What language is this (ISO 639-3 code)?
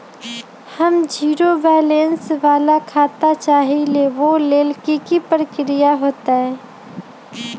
mag